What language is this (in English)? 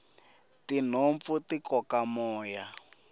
Tsonga